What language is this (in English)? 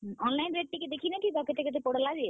Odia